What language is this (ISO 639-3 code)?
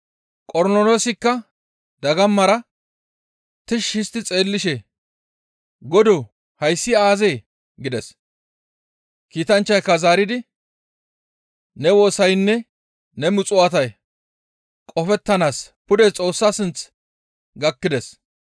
gmv